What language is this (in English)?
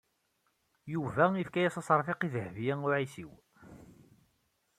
Kabyle